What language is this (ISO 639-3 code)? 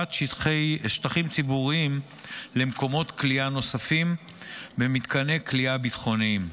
heb